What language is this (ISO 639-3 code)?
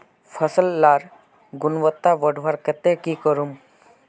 mag